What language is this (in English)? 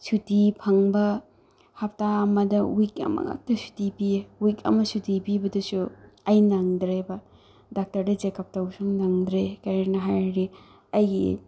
Manipuri